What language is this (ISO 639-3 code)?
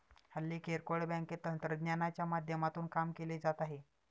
mar